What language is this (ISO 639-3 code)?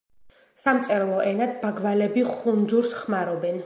kat